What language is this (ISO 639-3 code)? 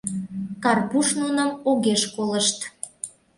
chm